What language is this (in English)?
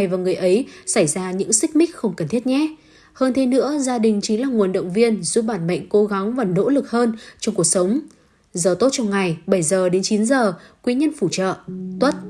Vietnamese